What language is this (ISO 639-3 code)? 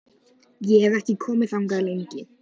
isl